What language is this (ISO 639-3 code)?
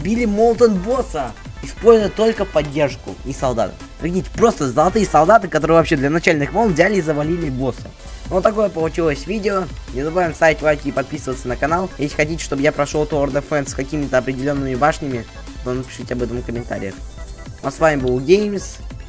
rus